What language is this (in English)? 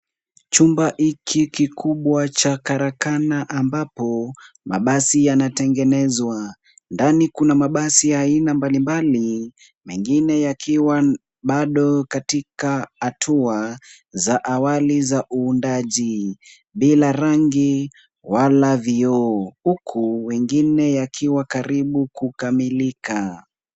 Swahili